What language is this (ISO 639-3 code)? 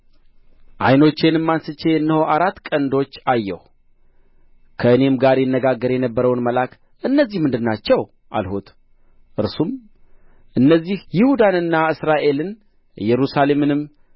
amh